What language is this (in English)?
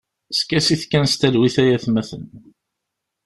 Kabyle